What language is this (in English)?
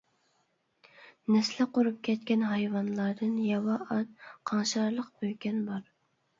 Uyghur